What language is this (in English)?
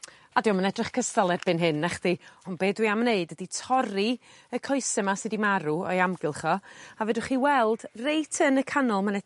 Welsh